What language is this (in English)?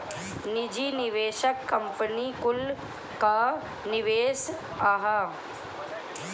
Bhojpuri